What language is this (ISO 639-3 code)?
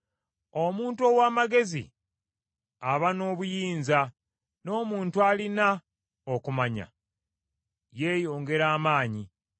lug